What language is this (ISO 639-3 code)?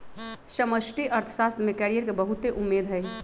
mag